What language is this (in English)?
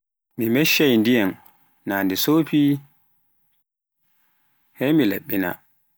Pular